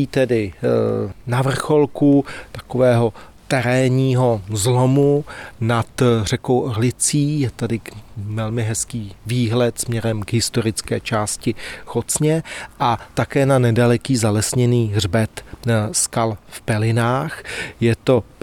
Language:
Czech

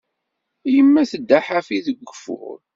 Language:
Kabyle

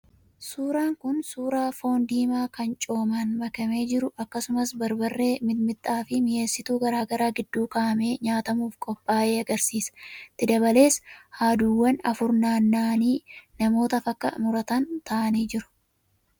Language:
Oromo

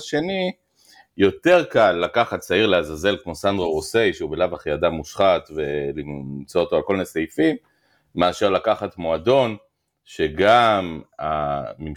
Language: Hebrew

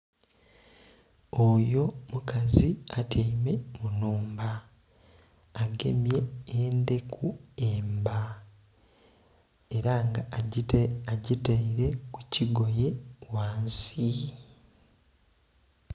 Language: Soga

